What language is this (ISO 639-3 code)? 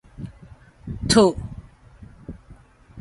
nan